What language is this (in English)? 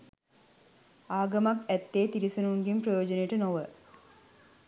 Sinhala